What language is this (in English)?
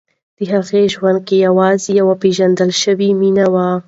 Pashto